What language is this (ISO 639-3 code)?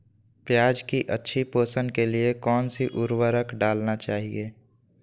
mag